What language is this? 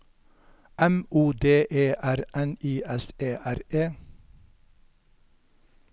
Norwegian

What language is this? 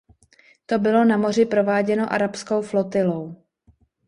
Czech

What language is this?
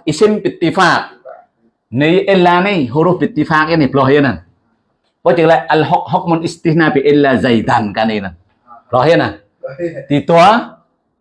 Indonesian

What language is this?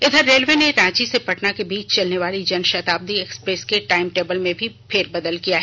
Hindi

